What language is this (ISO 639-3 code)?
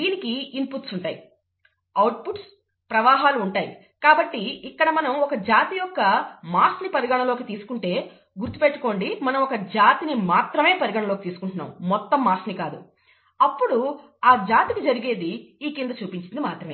tel